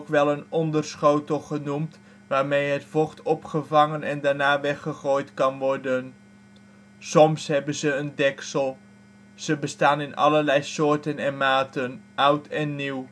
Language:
Dutch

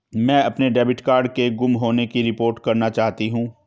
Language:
Hindi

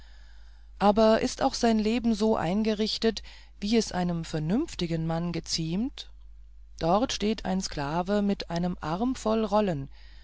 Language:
German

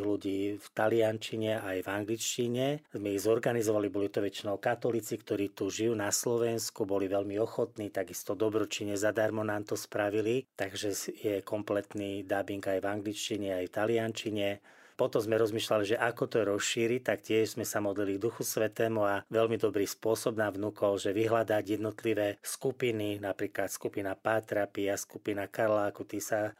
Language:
Slovak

